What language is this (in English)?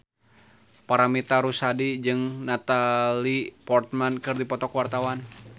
Sundanese